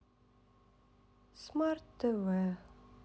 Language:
Russian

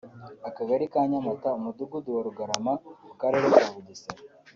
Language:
Kinyarwanda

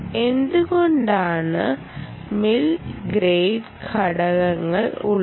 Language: Malayalam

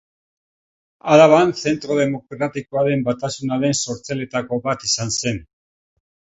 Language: Basque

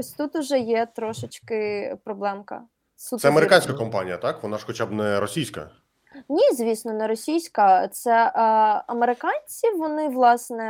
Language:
Ukrainian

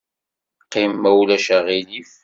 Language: Kabyle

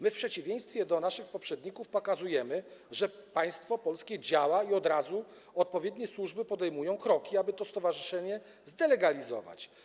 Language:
Polish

